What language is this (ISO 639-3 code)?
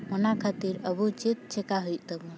sat